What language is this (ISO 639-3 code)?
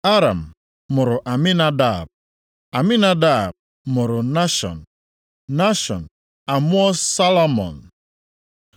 ibo